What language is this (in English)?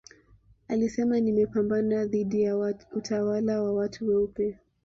Swahili